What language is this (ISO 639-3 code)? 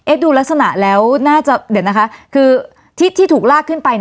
tha